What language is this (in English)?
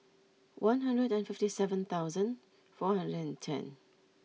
English